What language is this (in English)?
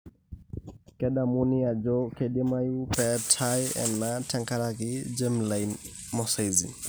Masai